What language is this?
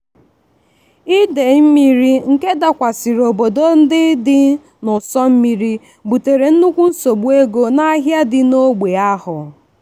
Igbo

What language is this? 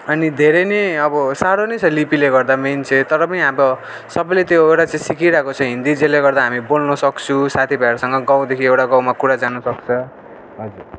Nepali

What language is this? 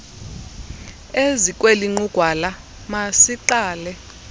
Xhosa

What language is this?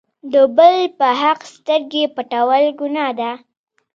Pashto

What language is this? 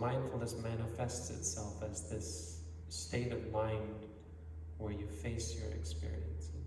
English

